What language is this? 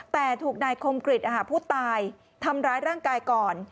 Thai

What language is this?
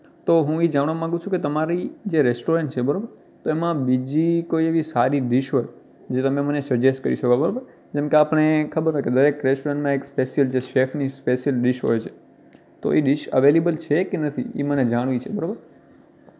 Gujarati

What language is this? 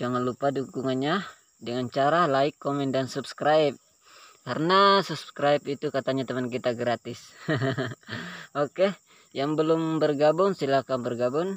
Indonesian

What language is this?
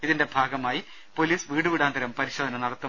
Malayalam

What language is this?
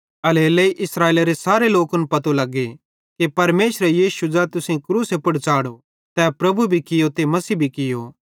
Bhadrawahi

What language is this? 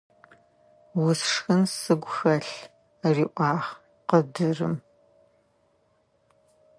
Adyghe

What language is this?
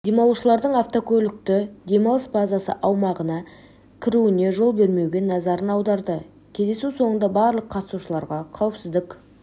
Kazakh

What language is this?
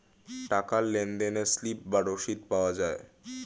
Bangla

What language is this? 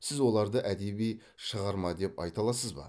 Kazakh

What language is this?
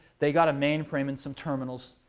English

